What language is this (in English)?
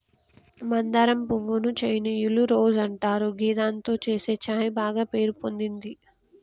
Telugu